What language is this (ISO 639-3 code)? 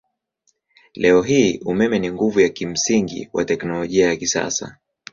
swa